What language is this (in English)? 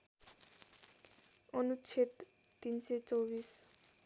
Nepali